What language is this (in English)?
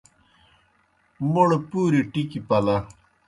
Kohistani Shina